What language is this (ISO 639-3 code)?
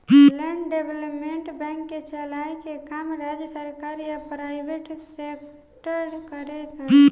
bho